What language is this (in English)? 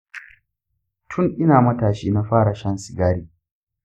Hausa